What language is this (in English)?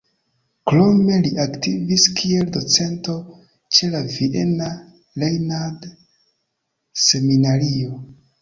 Esperanto